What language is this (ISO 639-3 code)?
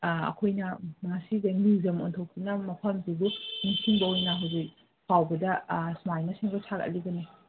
mni